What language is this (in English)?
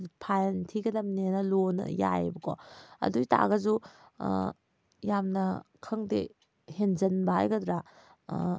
Manipuri